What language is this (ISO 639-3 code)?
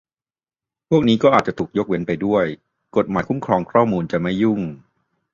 tha